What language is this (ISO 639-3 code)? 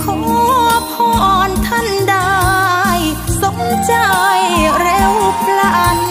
tha